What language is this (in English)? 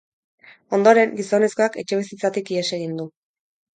Basque